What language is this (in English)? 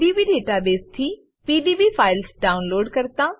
Gujarati